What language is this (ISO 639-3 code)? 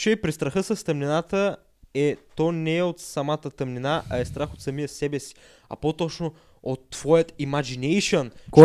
bul